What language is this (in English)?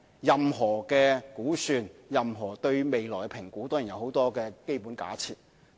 Cantonese